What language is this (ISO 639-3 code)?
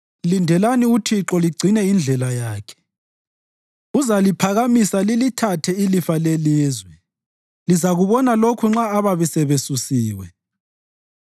nde